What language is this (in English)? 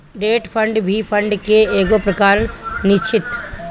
Bhojpuri